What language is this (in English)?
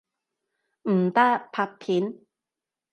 Cantonese